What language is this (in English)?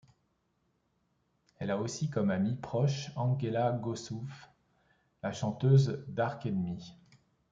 French